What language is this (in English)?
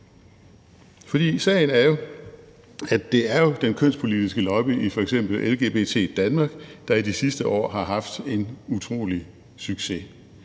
Danish